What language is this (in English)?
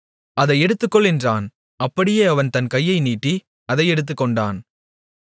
Tamil